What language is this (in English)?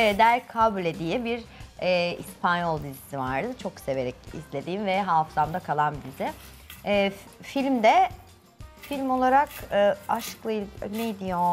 Turkish